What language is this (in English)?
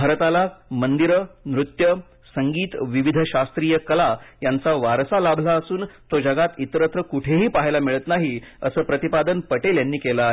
Marathi